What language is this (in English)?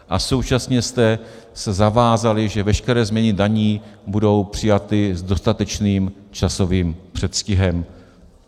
Czech